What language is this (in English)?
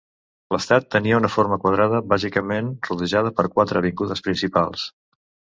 Catalan